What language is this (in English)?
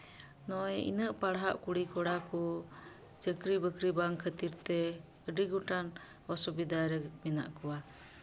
Santali